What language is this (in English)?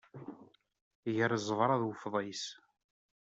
Kabyle